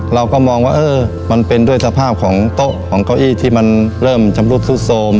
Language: Thai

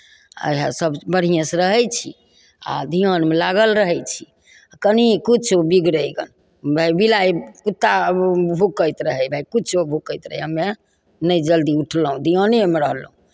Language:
Maithili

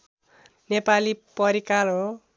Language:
Nepali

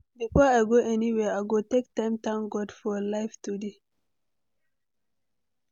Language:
Nigerian Pidgin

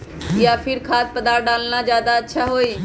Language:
Magahi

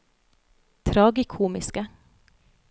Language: Norwegian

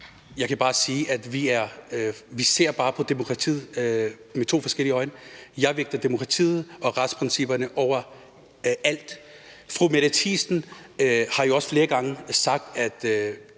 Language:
Danish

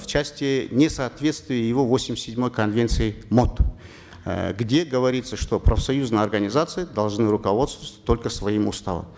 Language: Kazakh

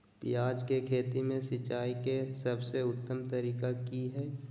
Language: Magahi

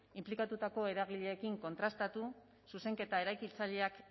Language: Basque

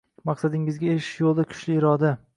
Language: Uzbek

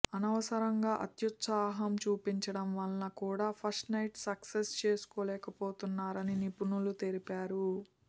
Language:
Telugu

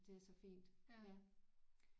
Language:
Danish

